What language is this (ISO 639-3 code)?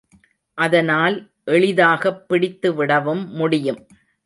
tam